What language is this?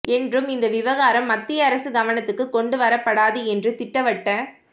Tamil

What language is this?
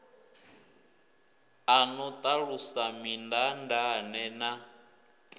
Venda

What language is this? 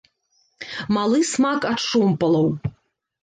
Belarusian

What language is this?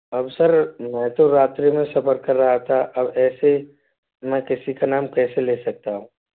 Hindi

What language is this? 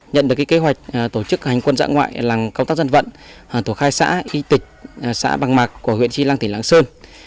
Vietnamese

